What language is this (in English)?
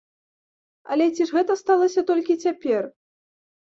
Belarusian